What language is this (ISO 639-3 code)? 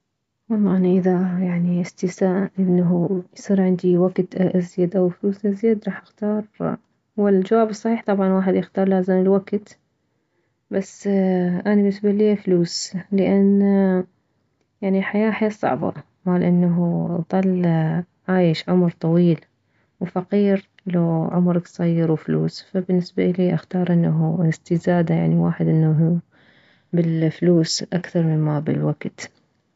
acm